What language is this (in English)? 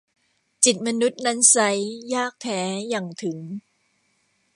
Thai